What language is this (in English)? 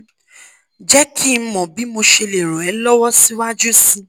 Yoruba